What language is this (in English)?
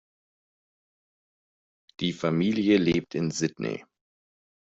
German